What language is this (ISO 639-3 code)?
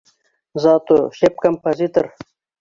bak